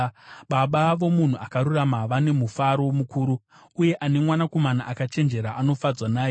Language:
Shona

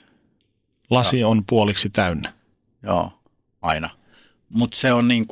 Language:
Finnish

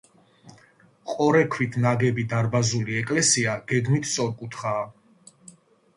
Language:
Georgian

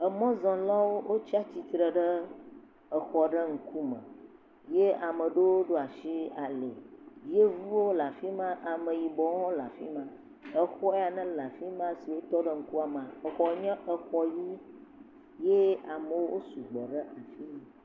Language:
Ewe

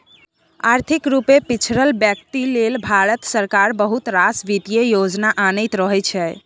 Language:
Maithili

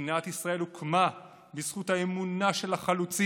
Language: Hebrew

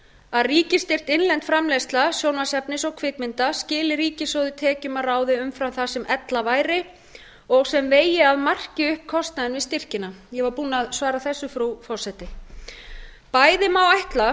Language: Icelandic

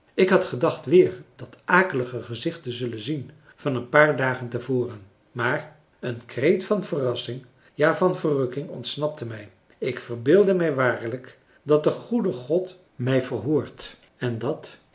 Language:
Dutch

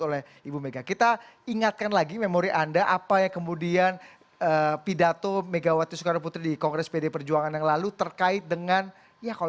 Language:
Indonesian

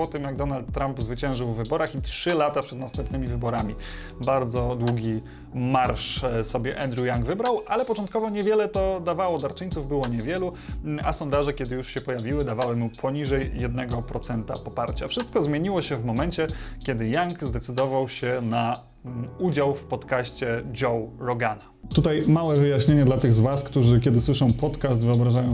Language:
Polish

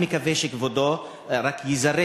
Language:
Hebrew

